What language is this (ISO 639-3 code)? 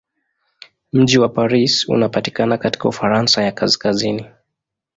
swa